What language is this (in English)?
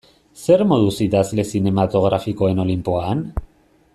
Basque